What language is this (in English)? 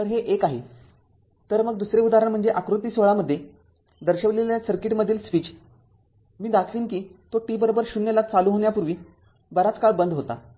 Marathi